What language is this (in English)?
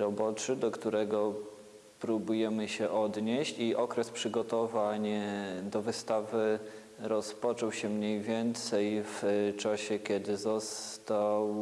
Polish